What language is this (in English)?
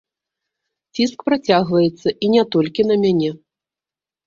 Belarusian